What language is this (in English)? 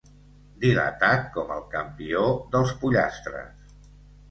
Catalan